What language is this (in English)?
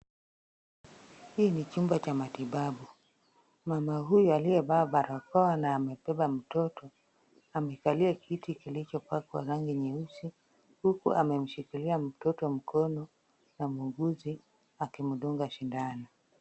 Swahili